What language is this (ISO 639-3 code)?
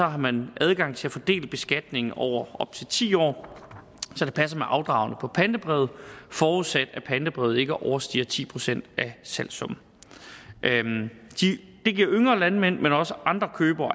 dan